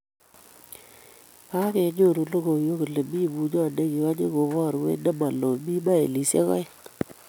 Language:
Kalenjin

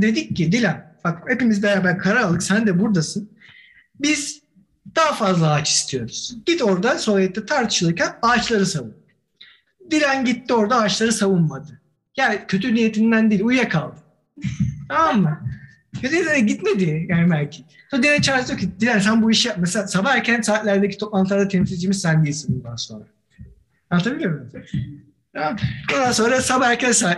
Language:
Turkish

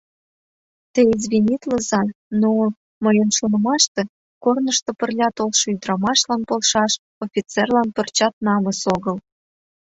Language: Mari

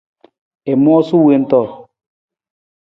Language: Nawdm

